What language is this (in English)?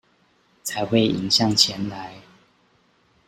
Chinese